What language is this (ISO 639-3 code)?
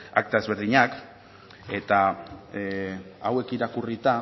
eus